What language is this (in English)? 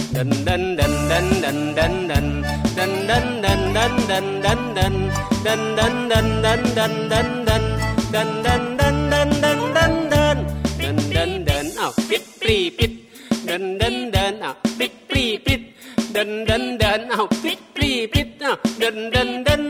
Thai